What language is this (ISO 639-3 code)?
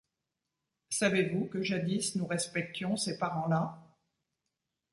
fra